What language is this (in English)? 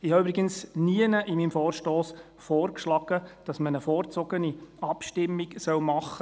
Swiss German